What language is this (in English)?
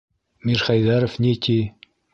Bashkir